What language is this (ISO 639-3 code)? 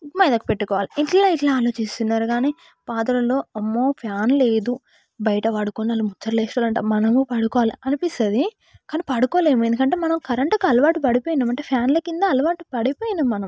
tel